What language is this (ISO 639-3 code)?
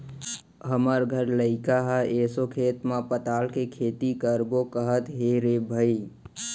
hne